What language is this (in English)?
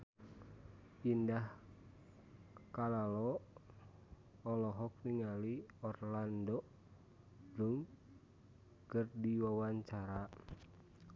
Sundanese